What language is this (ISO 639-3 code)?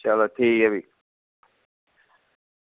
doi